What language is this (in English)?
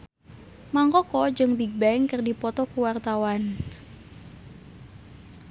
Sundanese